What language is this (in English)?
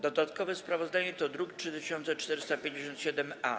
Polish